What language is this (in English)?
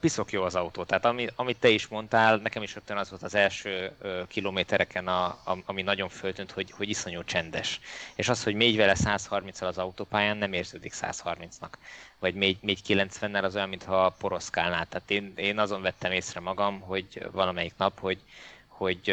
Hungarian